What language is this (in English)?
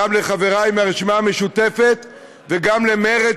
Hebrew